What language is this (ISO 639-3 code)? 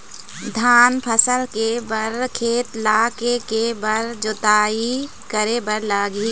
hne